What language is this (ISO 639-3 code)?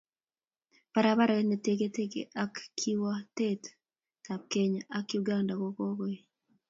kln